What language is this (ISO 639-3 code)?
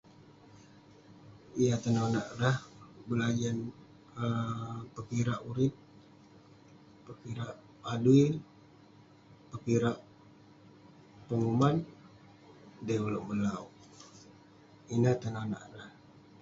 pne